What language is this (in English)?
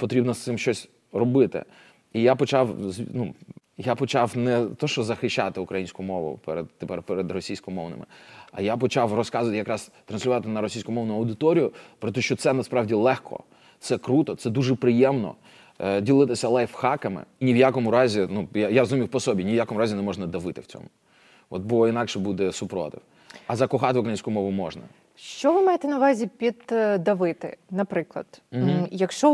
Ukrainian